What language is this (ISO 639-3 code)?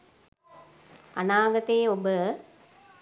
sin